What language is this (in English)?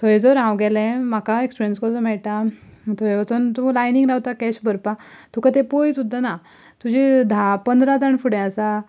Konkani